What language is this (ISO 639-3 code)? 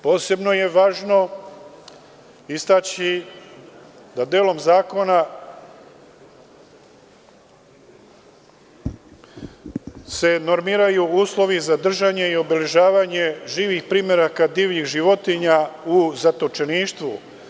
srp